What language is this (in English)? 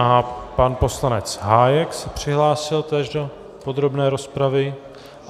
Czech